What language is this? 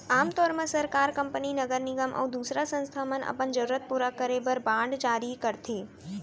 Chhattisgarhi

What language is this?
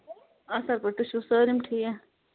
Kashmiri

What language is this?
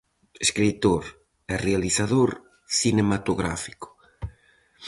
Galician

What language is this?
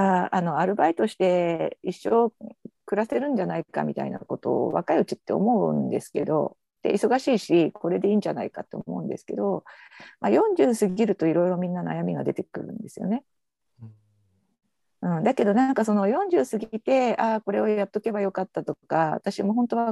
Japanese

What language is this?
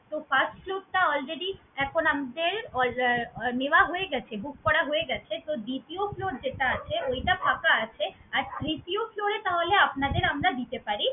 Bangla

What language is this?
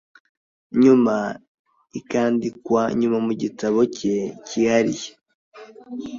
Kinyarwanda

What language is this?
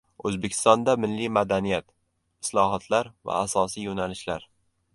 Uzbek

